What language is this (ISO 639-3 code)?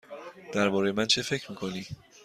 fas